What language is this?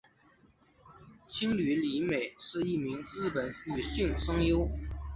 Chinese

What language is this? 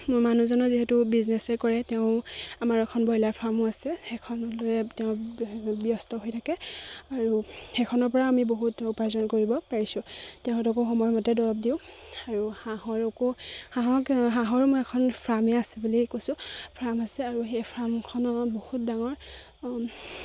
Assamese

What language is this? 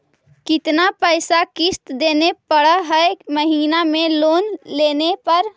Magahi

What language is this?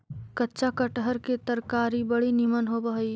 Magahi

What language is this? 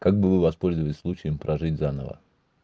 Russian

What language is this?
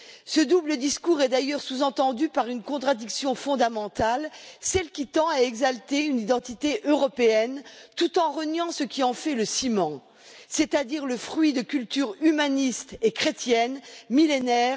French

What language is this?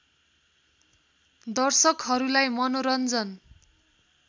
Nepali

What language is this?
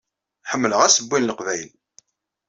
Kabyle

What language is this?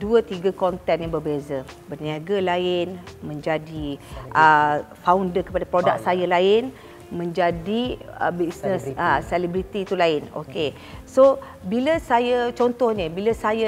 Malay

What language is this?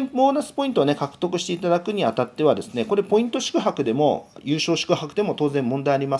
Japanese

